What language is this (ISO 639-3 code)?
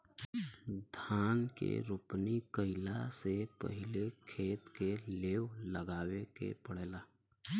bho